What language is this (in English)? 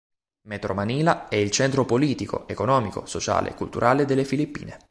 Italian